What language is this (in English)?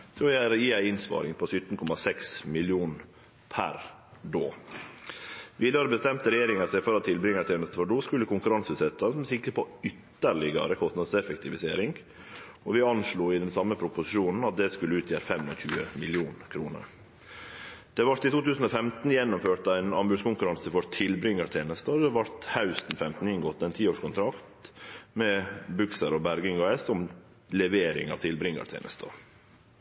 Norwegian Nynorsk